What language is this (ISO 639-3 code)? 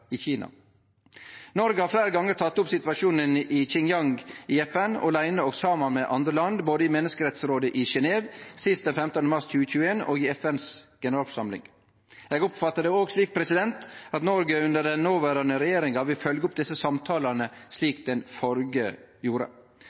nno